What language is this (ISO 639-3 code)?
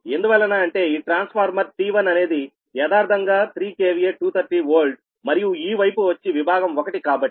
tel